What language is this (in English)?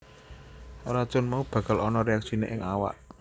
Javanese